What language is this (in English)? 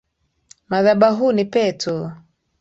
Swahili